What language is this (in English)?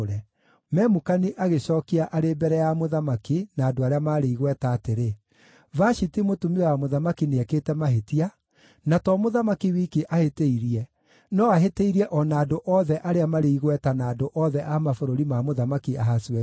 Kikuyu